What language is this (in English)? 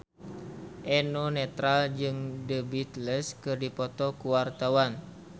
Sundanese